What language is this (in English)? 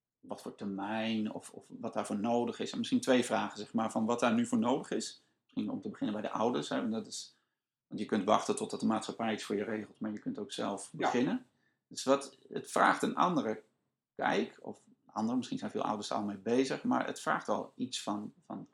Dutch